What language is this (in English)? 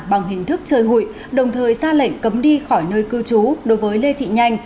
Vietnamese